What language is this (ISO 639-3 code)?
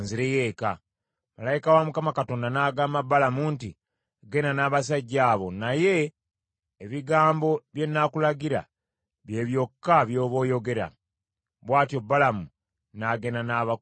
lug